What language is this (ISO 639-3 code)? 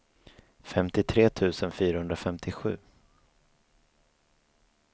swe